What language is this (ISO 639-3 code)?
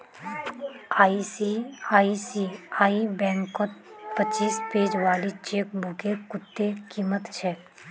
mag